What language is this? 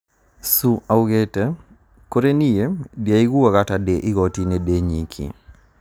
Kikuyu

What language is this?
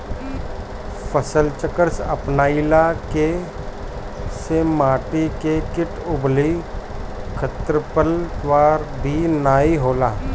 Bhojpuri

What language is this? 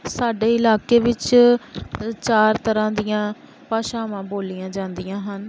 Punjabi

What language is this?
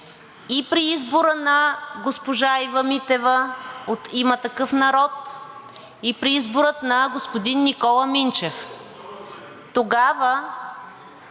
Bulgarian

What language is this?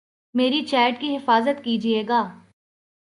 Urdu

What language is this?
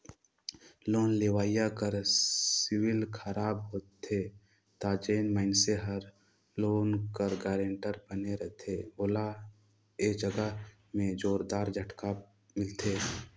Chhattisgarhi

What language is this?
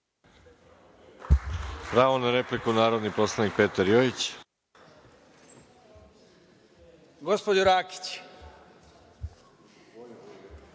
Serbian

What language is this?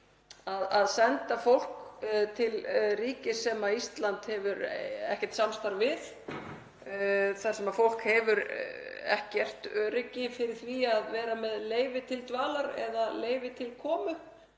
Icelandic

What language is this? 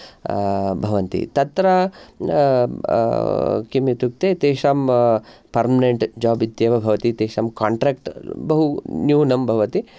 Sanskrit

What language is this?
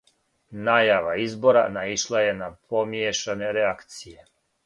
Serbian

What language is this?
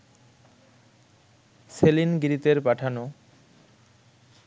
Bangla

